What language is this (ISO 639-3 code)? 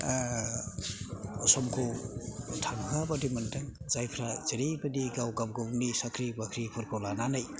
brx